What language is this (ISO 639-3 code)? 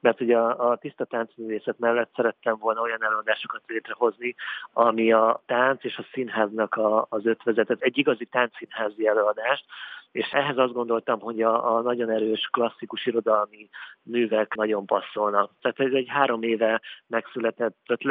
hun